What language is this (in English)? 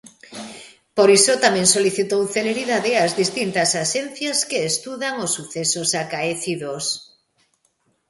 Galician